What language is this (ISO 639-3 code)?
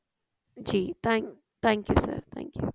pan